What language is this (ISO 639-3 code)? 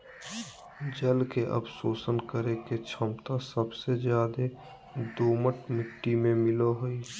mag